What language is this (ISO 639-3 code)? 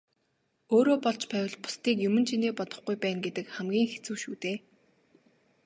mon